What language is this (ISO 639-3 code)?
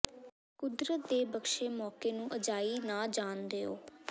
pan